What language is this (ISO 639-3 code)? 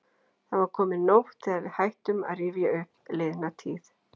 isl